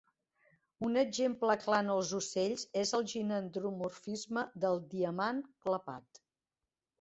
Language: Catalan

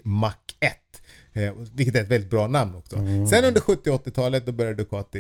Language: Swedish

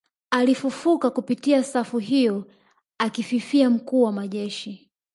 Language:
Swahili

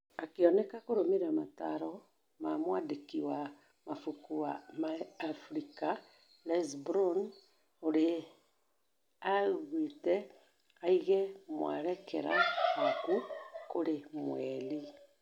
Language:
Kikuyu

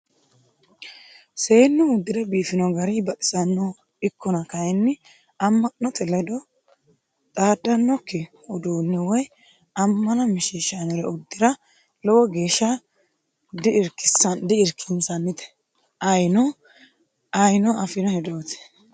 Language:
Sidamo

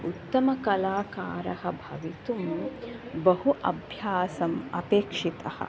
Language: Sanskrit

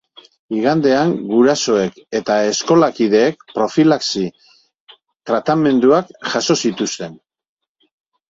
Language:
Basque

